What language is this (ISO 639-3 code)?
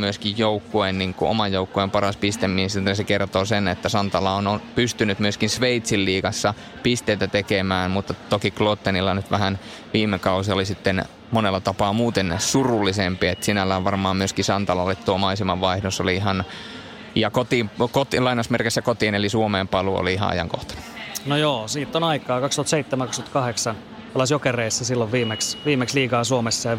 fin